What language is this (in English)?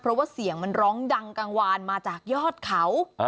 Thai